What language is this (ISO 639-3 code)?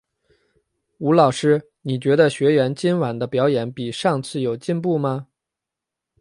zho